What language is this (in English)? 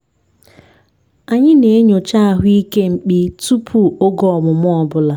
Igbo